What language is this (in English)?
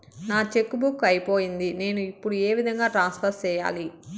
Telugu